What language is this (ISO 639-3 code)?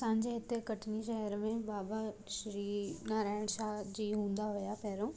snd